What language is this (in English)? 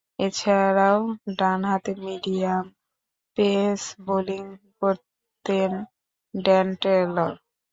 Bangla